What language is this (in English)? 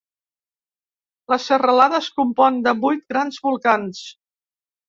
Catalan